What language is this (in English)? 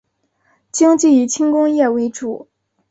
Chinese